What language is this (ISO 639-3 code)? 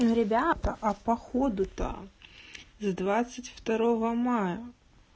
rus